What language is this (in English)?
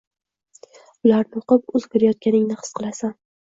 Uzbek